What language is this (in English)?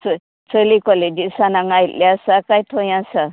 Konkani